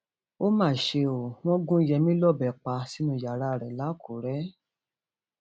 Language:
Yoruba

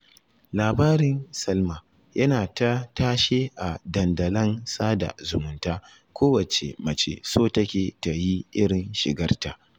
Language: Hausa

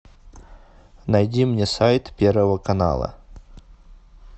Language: Russian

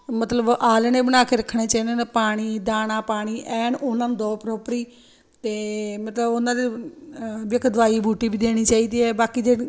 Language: Punjabi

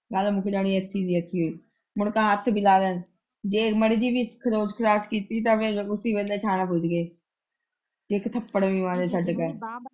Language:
Punjabi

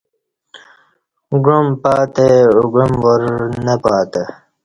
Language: Kati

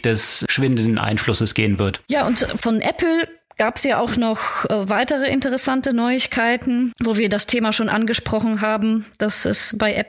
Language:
German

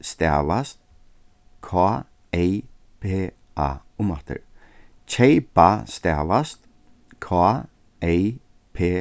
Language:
Faroese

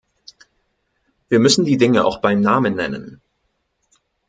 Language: German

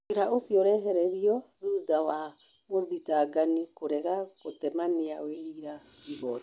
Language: Kikuyu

